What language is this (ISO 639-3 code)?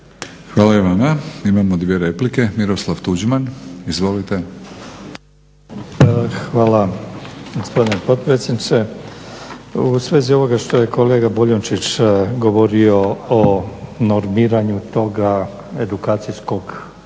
hrv